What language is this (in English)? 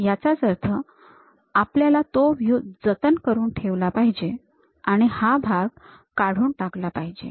Marathi